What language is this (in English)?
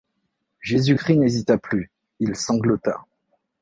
French